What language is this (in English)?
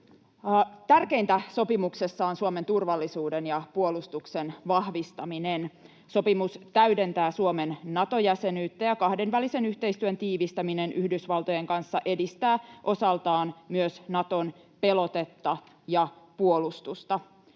Finnish